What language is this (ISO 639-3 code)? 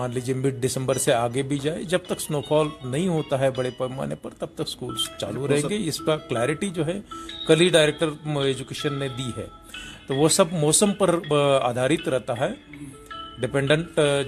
urd